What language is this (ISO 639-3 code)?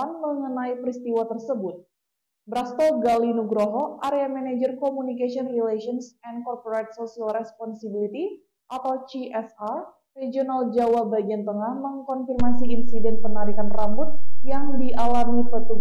ind